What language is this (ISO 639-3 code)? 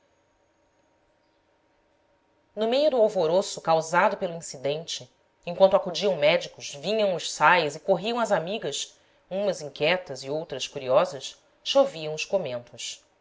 por